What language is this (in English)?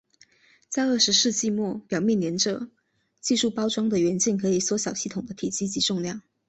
Chinese